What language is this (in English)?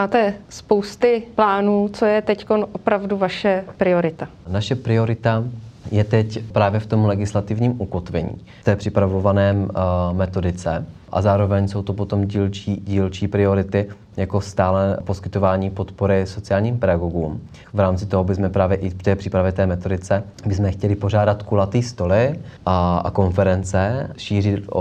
Czech